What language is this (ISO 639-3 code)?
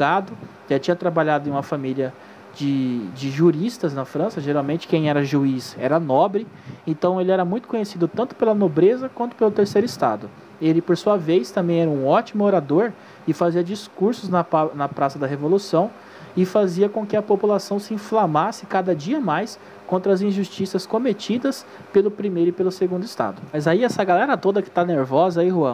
por